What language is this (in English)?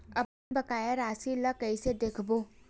Chhattisgarhi